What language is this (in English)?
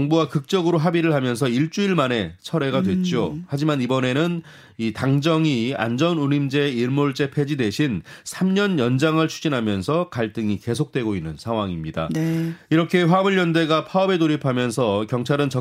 Korean